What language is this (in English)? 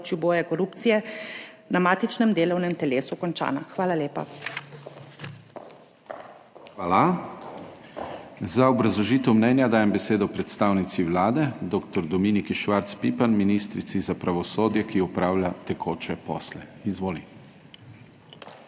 Slovenian